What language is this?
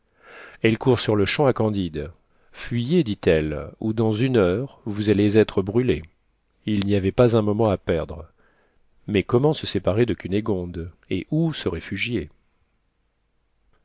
French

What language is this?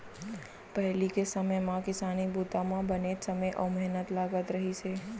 Chhattisgarhi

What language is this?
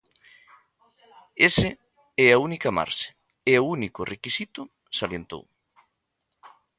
Galician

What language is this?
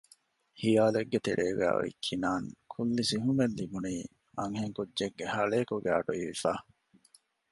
Divehi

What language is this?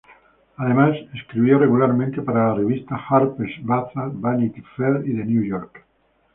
Spanish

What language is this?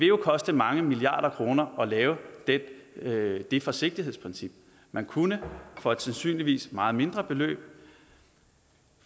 Danish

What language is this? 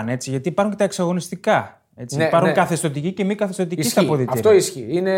Greek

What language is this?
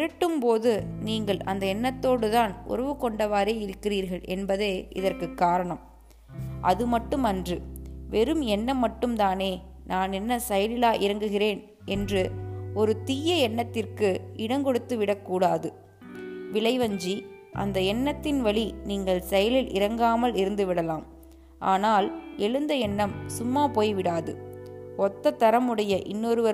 Tamil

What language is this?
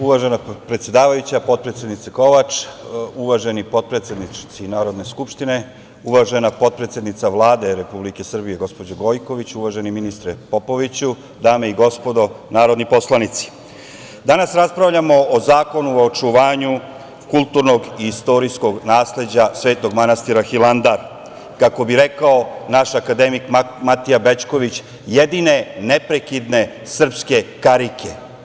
Serbian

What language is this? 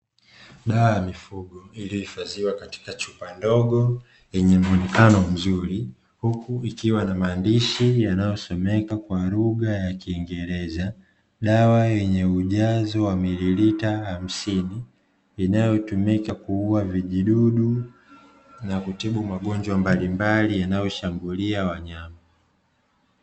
Swahili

